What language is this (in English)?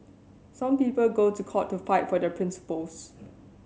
English